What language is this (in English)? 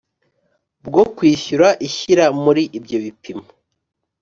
Kinyarwanda